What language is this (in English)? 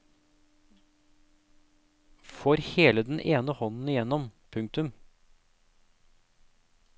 Norwegian